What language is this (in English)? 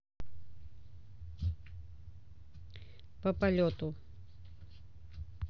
Russian